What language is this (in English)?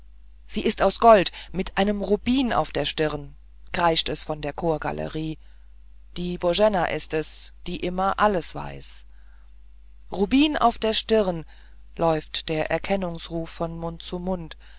German